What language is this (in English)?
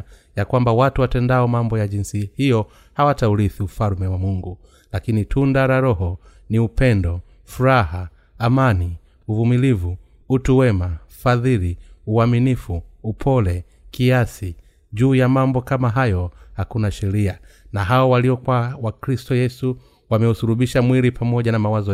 Swahili